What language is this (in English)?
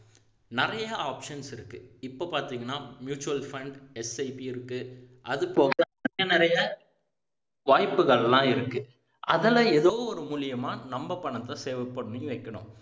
Tamil